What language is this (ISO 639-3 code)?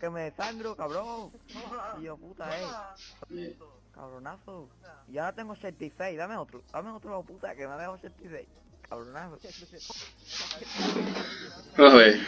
spa